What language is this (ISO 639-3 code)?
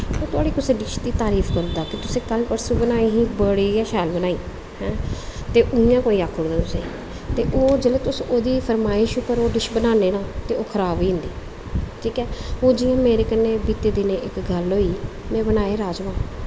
doi